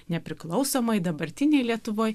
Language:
Lithuanian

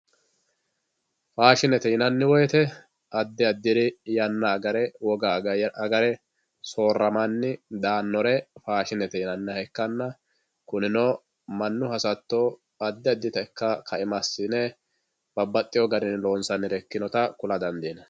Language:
Sidamo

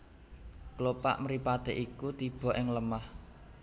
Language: Javanese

